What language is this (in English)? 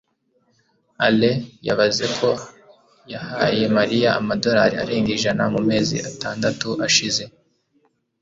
Kinyarwanda